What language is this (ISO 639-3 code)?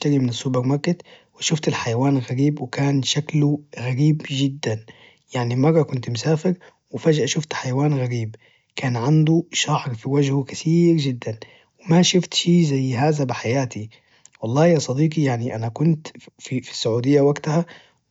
ars